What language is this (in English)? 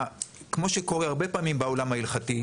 Hebrew